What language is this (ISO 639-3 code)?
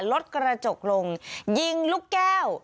tha